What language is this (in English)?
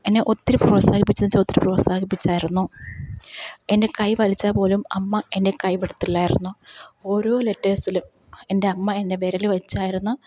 Malayalam